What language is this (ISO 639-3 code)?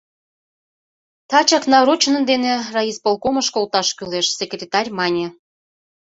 chm